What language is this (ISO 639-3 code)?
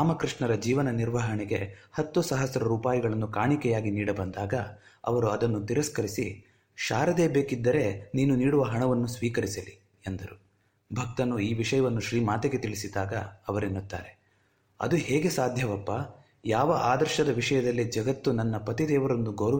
kan